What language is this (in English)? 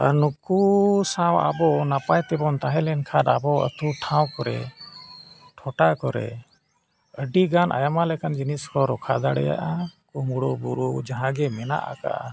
Santali